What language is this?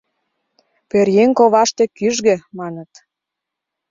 Mari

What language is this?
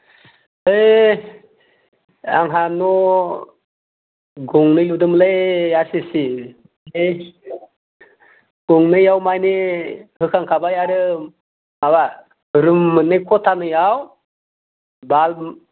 Bodo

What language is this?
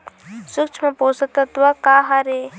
Chhattisgarhi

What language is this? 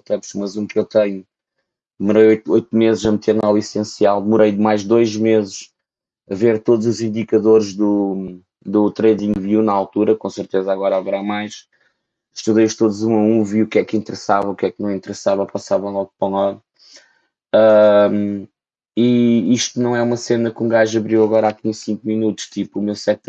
Portuguese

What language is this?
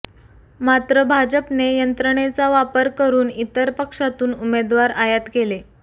Marathi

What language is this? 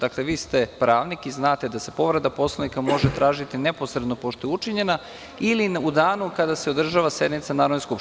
Serbian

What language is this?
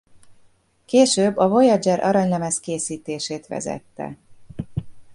Hungarian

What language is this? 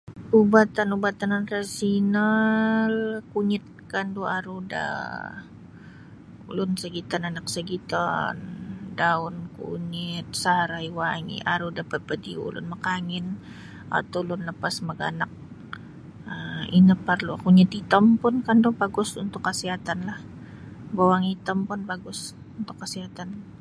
Sabah Bisaya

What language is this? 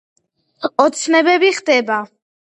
Georgian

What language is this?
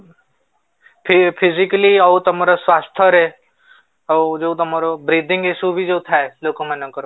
Odia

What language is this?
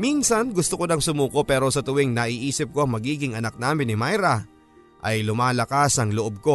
Filipino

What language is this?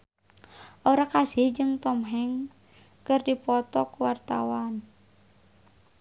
Sundanese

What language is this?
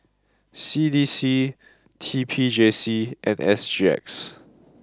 English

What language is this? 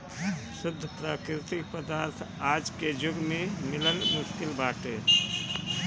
Bhojpuri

